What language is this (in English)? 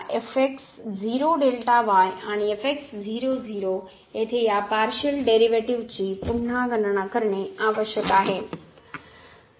Marathi